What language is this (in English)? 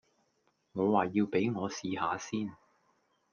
Cantonese